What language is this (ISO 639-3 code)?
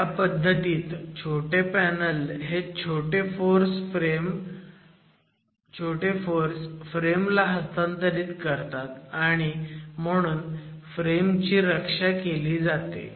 mar